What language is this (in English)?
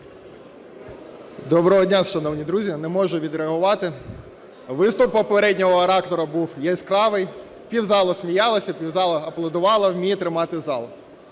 Ukrainian